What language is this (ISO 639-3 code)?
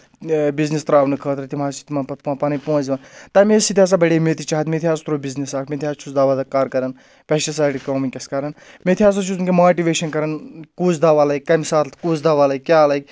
kas